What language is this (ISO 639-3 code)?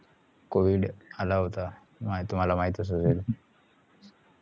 mar